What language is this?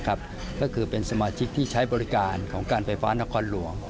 Thai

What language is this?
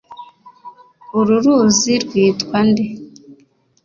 Kinyarwanda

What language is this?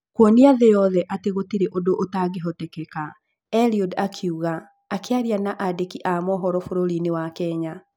Kikuyu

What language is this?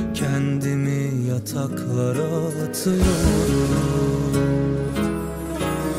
Turkish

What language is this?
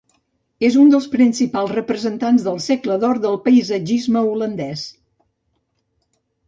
Catalan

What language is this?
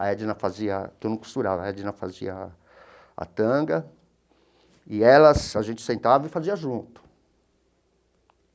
Portuguese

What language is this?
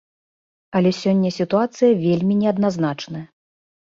Belarusian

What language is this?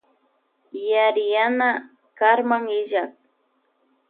Loja Highland Quichua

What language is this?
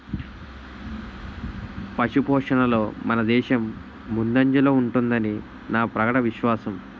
Telugu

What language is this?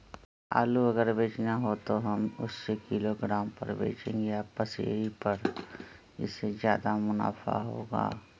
Magahi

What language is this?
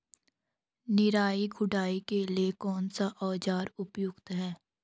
Hindi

